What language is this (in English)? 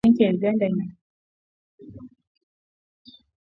Swahili